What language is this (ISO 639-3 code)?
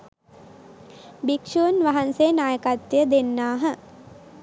sin